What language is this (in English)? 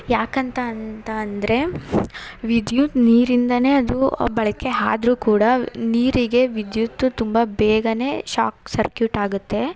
Kannada